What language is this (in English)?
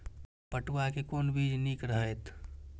Maithili